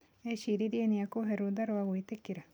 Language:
Kikuyu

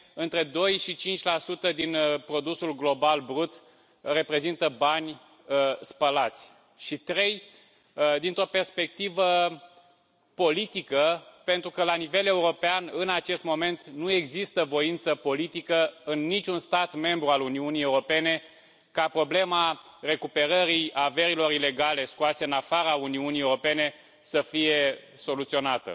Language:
Romanian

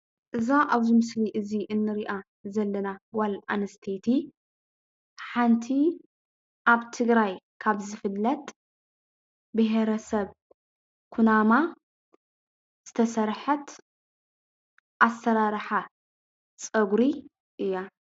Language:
Tigrinya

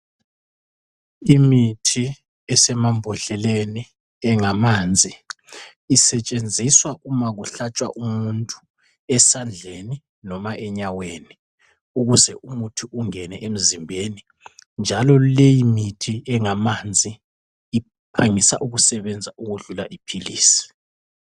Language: North Ndebele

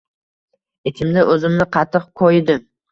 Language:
Uzbek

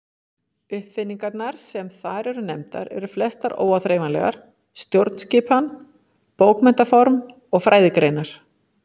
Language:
Icelandic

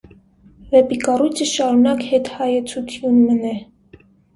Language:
Armenian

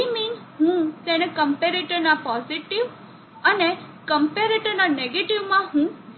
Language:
Gujarati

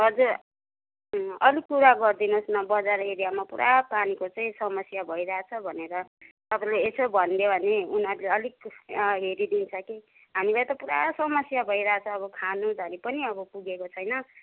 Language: Nepali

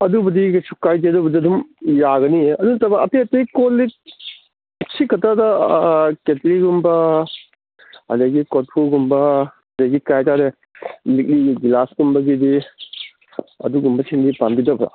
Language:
Manipuri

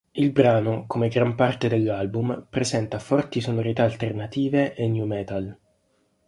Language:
Italian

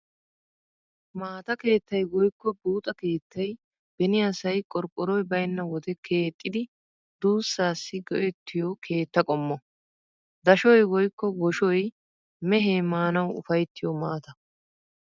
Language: Wolaytta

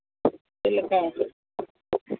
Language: Santali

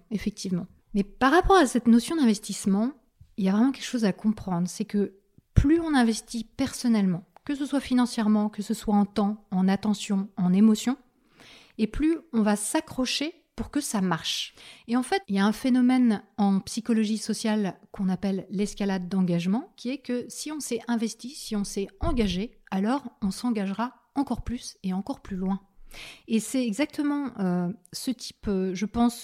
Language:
French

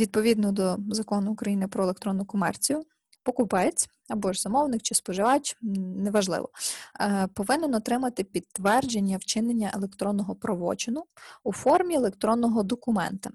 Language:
Ukrainian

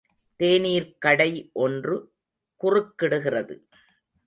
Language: Tamil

